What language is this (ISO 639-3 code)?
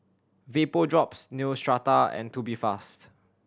eng